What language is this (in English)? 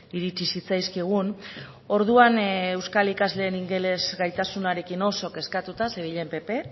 Basque